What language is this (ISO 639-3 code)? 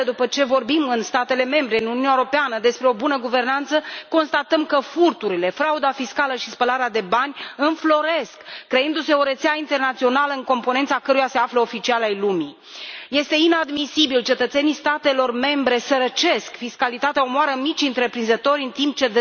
ron